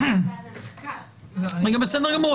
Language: Hebrew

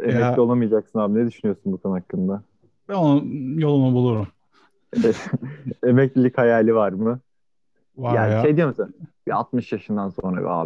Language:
Turkish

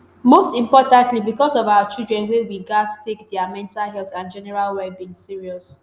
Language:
Nigerian Pidgin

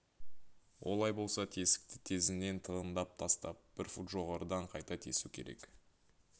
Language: Kazakh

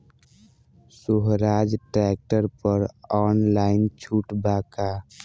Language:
Bhojpuri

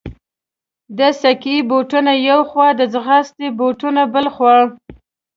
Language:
Pashto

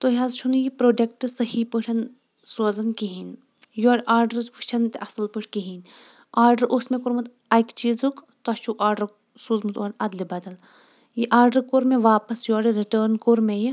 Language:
Kashmiri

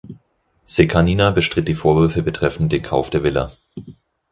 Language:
German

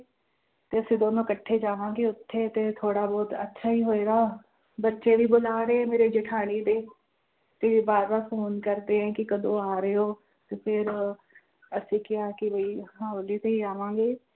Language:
Punjabi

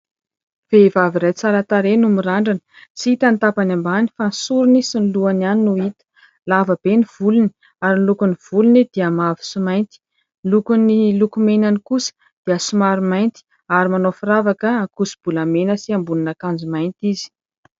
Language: Malagasy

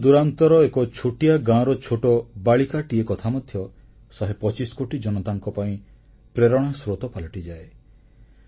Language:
Odia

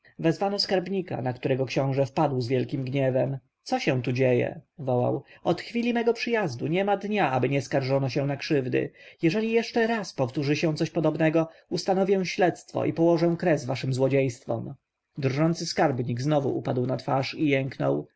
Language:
Polish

